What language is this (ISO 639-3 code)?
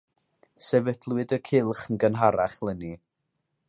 cym